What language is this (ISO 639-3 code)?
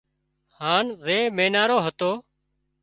kxp